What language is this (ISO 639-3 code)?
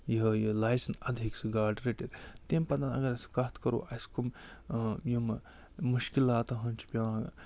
kas